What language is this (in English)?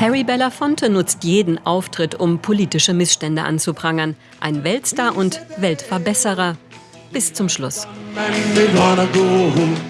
German